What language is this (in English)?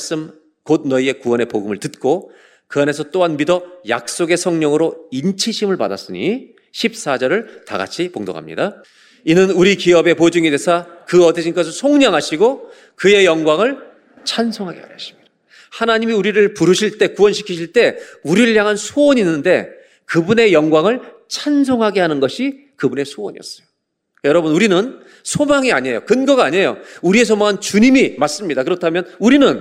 Korean